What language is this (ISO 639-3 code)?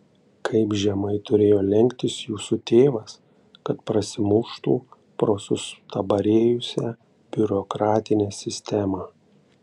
lit